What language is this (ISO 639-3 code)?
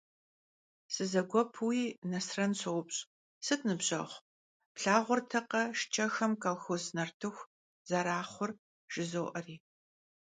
kbd